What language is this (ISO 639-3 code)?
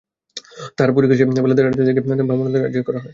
ben